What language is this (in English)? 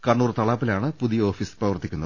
Malayalam